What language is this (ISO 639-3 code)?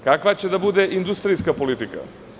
srp